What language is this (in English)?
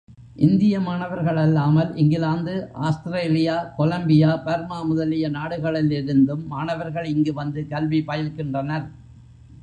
Tamil